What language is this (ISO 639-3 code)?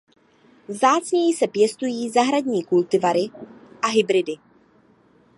ces